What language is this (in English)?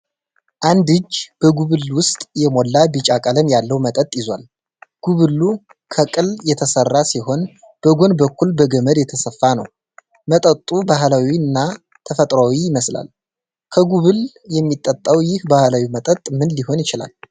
Amharic